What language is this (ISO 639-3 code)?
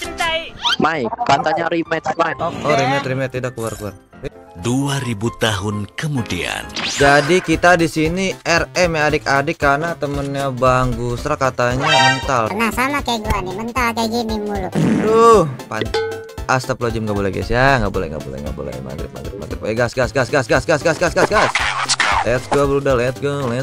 ind